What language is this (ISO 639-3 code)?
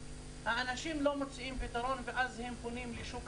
heb